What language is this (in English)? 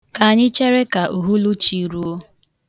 Igbo